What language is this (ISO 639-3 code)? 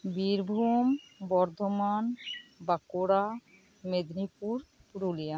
sat